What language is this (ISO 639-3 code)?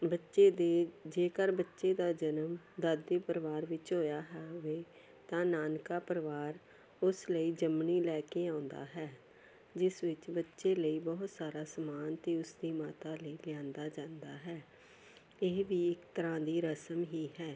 pan